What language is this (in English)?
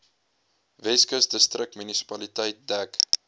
Afrikaans